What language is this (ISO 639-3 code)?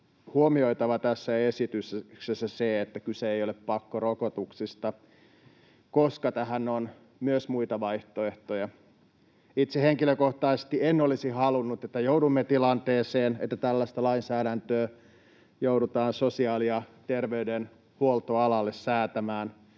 fin